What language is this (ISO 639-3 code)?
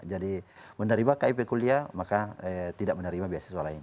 ind